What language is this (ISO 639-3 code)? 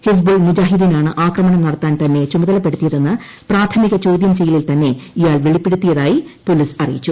mal